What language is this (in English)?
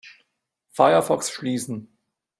German